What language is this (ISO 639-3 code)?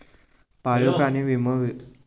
mar